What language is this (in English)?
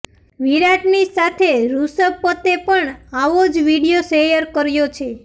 Gujarati